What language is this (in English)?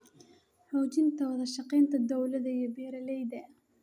Somali